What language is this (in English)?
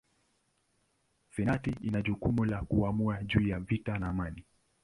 Swahili